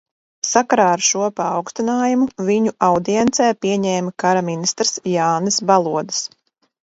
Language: Latvian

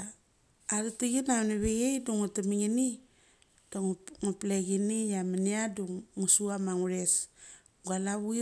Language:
Mali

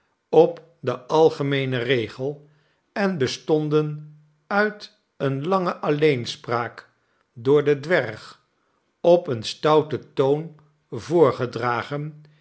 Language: Dutch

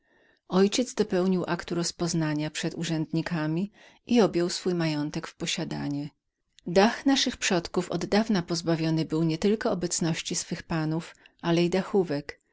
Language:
Polish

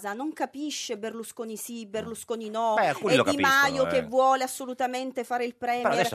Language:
Italian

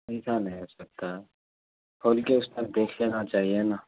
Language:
Urdu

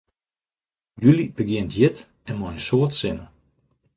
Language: Western Frisian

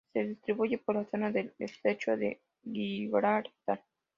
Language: Spanish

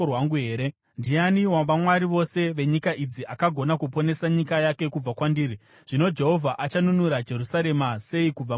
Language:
Shona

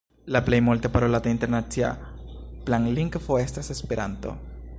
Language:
Esperanto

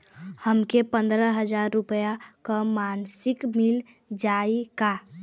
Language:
Bhojpuri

